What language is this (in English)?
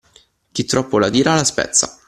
Italian